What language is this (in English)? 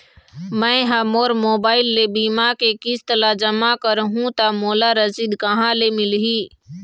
Chhattisgarhi